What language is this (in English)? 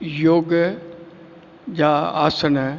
Sindhi